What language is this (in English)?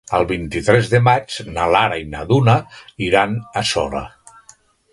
Catalan